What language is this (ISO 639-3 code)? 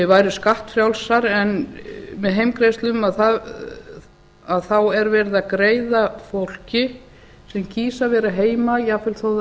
isl